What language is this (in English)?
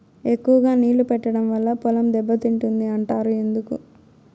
Telugu